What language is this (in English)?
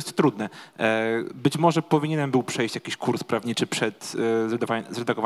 Polish